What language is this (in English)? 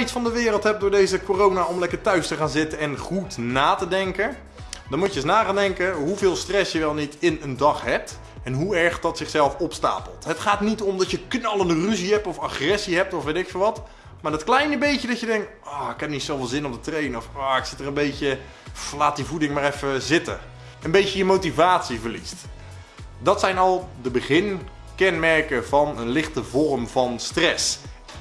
Dutch